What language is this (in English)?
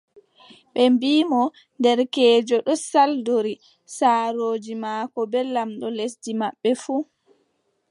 Adamawa Fulfulde